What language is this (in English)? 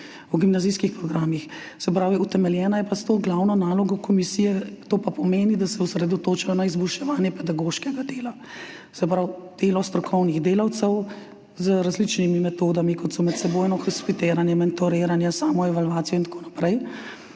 Slovenian